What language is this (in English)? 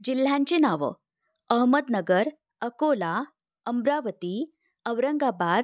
Marathi